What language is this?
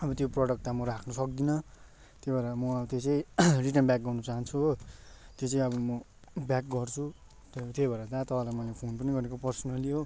Nepali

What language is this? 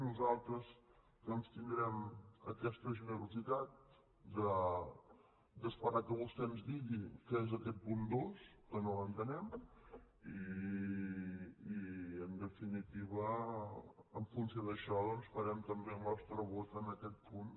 Catalan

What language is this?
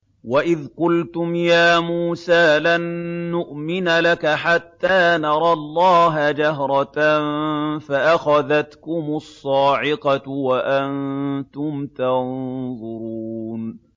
Arabic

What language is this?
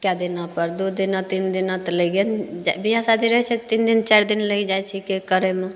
Maithili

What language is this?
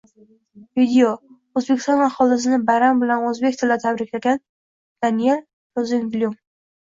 Uzbek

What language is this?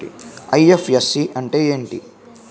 Telugu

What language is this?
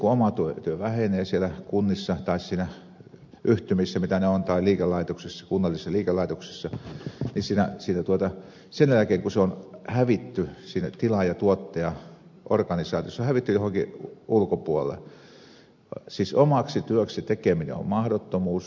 Finnish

